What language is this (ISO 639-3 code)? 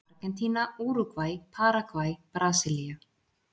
isl